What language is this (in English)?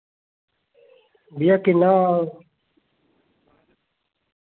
Dogri